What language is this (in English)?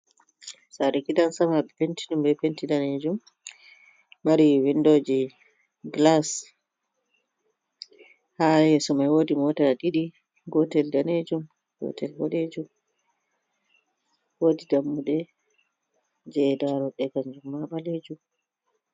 Fula